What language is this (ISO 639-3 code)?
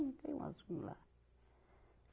por